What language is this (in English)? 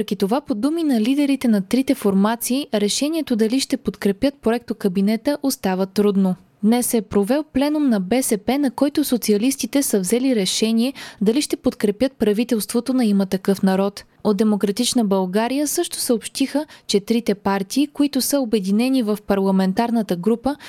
Bulgarian